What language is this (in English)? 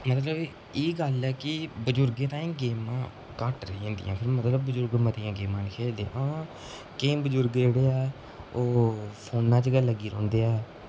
Dogri